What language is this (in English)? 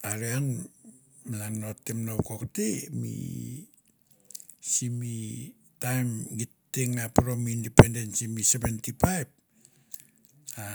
Mandara